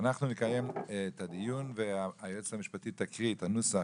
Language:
Hebrew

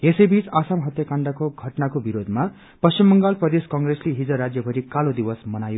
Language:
Nepali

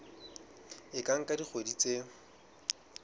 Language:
Southern Sotho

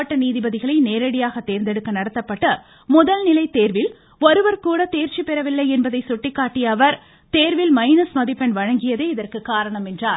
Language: Tamil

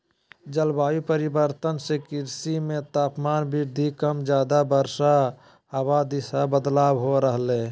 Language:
Magahi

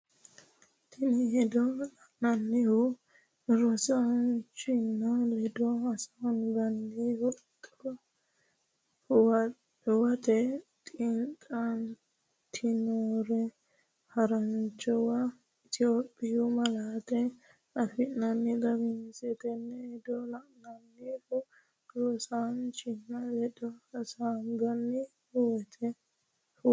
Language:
Sidamo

